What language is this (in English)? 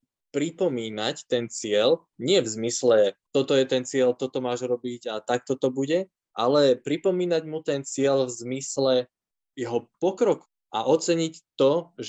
Slovak